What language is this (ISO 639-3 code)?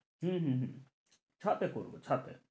ben